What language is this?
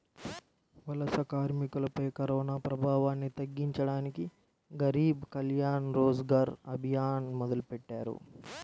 Telugu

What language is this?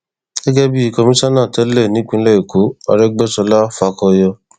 Yoruba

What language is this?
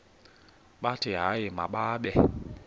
Xhosa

